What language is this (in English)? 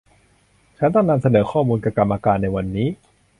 Thai